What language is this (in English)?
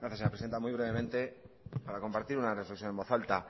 Spanish